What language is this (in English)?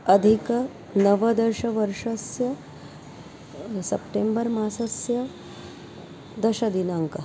Sanskrit